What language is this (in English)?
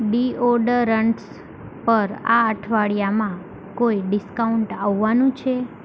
Gujarati